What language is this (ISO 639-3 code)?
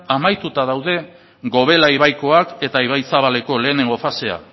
eus